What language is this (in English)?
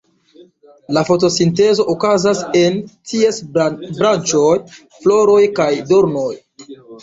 Esperanto